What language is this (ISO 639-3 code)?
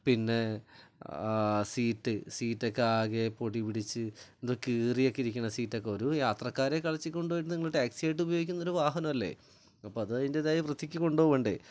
mal